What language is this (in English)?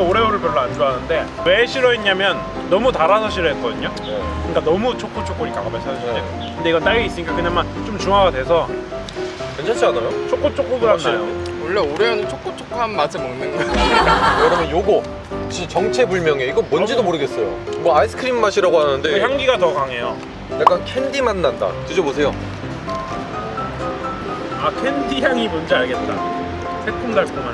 Korean